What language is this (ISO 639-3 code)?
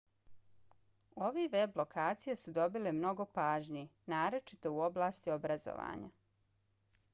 bos